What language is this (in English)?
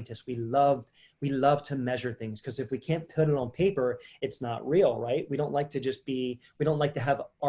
English